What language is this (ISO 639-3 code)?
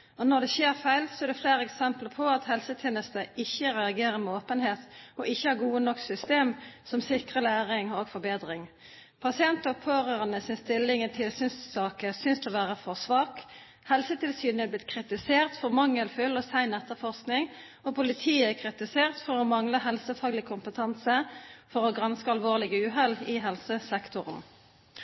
nob